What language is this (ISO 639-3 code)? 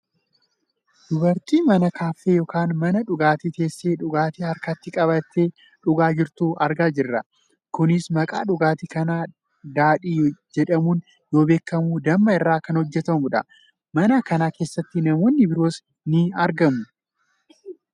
orm